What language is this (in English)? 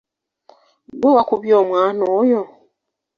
Ganda